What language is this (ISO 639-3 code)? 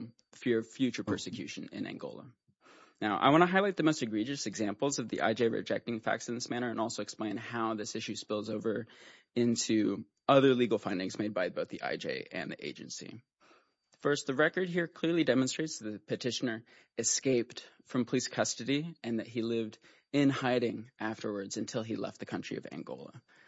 eng